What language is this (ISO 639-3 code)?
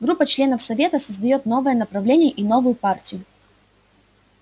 rus